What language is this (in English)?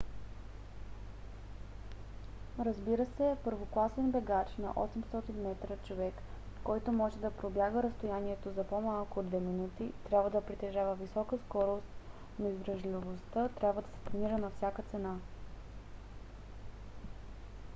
Bulgarian